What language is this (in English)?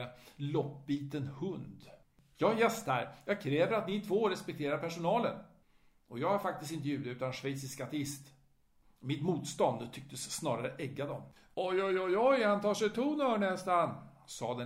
Swedish